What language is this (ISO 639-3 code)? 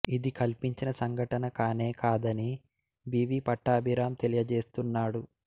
tel